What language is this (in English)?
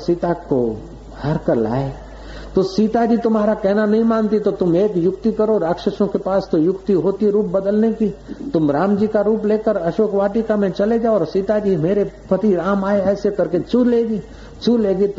Hindi